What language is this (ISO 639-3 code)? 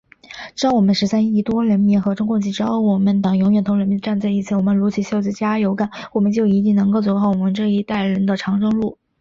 zho